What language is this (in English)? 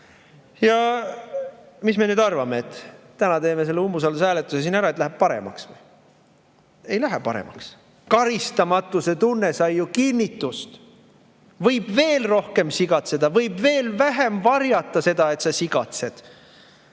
Estonian